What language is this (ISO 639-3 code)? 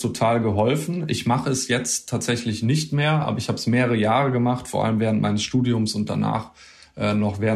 deu